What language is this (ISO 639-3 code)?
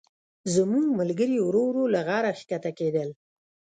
pus